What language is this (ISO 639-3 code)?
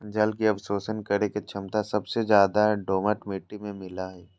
mag